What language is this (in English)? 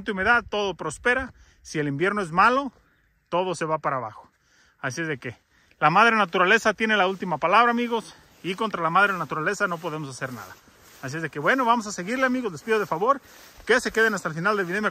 Spanish